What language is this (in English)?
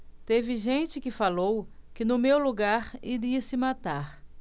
Portuguese